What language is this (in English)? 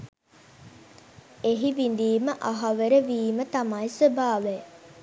Sinhala